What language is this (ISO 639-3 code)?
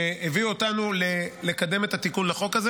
heb